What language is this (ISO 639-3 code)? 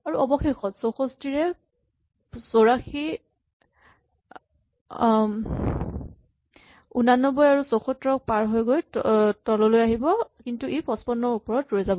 asm